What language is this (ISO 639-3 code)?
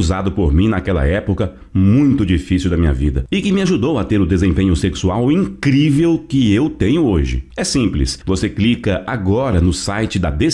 por